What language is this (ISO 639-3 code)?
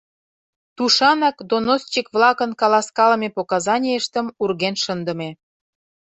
chm